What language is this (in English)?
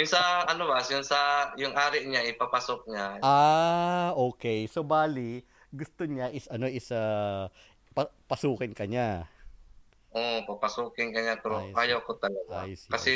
Filipino